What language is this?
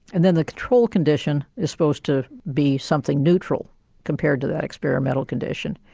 English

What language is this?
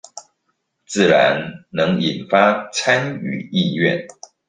Chinese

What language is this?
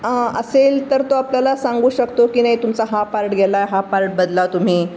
Marathi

